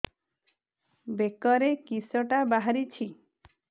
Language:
Odia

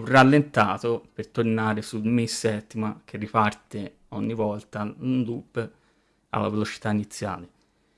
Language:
Italian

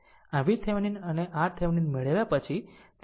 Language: Gujarati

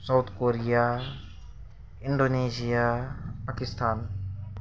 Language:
Nepali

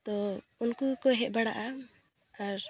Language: Santali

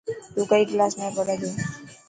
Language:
Dhatki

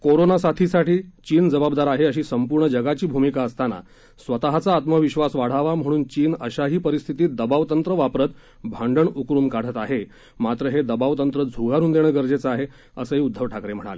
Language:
Marathi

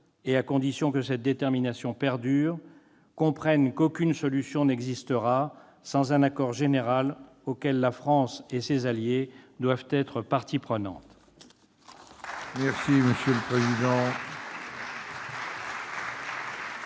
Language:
French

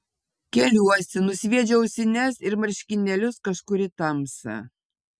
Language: Lithuanian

